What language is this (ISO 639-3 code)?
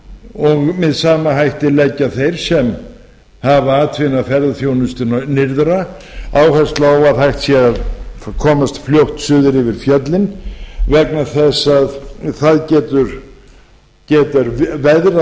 isl